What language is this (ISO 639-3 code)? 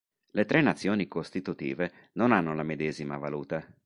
ita